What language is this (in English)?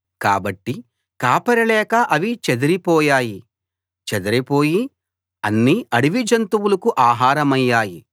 Telugu